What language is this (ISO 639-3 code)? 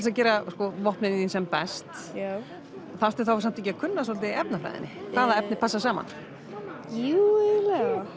isl